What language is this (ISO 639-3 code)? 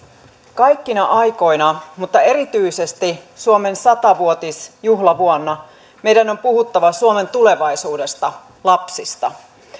fin